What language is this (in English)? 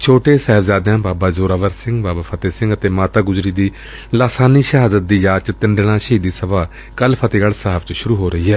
Punjabi